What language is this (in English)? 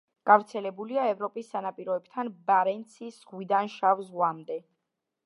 Georgian